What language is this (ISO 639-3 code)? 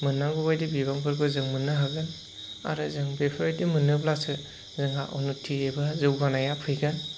brx